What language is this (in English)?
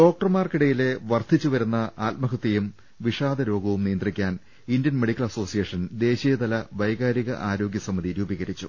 Malayalam